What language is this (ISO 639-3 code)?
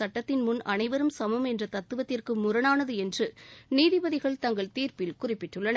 tam